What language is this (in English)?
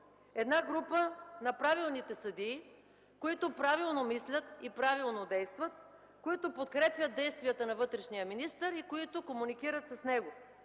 Bulgarian